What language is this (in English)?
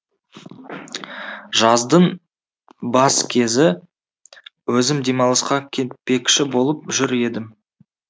Kazakh